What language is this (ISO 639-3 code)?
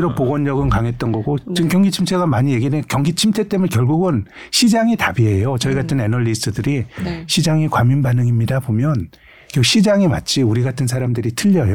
kor